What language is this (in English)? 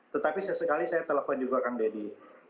Indonesian